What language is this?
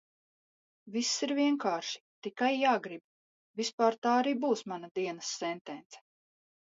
Latvian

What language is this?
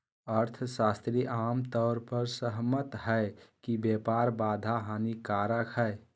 Magahi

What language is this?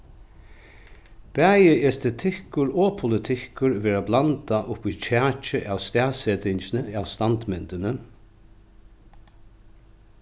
Faroese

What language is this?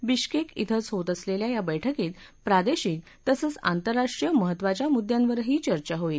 Marathi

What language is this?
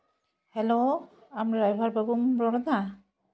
Santali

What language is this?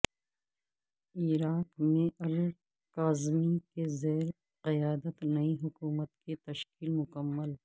Urdu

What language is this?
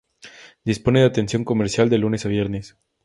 Spanish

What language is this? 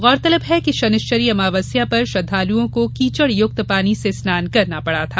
Hindi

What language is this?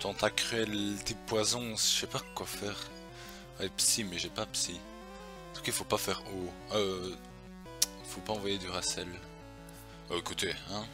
French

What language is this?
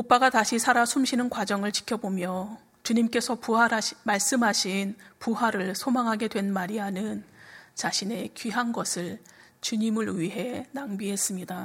Korean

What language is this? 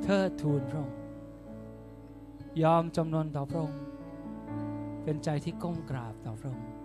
Thai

